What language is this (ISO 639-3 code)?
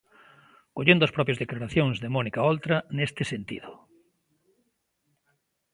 glg